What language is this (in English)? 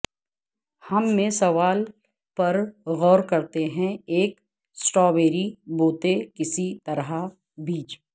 Urdu